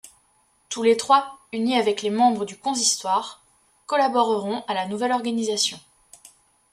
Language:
French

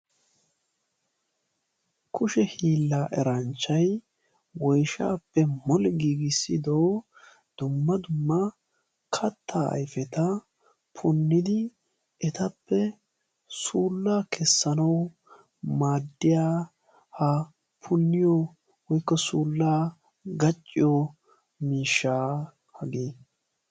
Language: Wolaytta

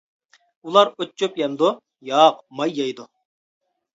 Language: Uyghur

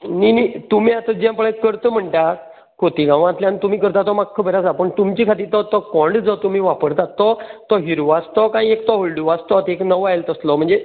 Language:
Konkani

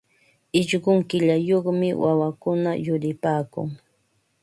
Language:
Ambo-Pasco Quechua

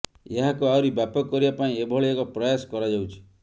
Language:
Odia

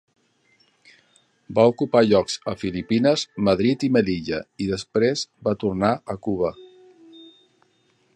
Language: Catalan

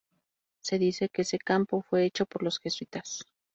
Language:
Spanish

